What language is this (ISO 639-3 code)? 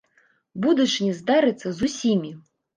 bel